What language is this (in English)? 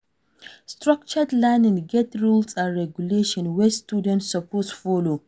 Nigerian Pidgin